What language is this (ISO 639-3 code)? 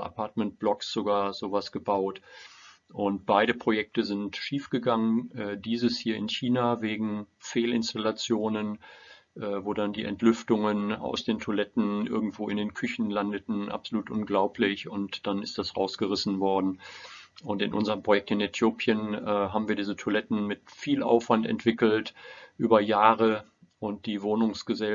deu